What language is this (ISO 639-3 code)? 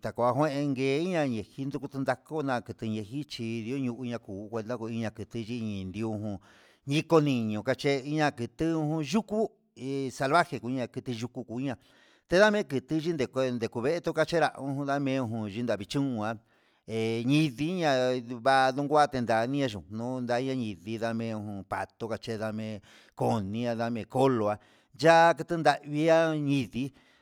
mxs